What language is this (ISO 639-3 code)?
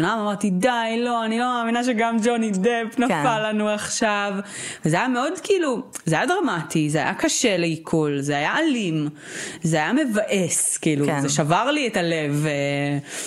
heb